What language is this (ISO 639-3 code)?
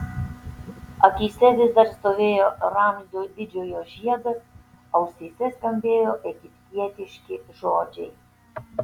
lit